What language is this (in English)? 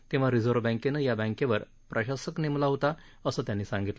Marathi